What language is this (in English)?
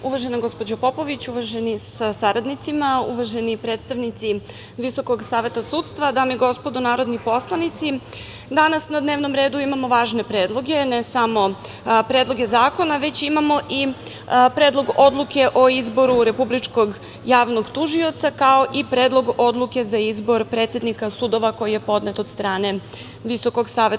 Serbian